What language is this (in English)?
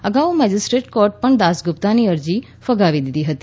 Gujarati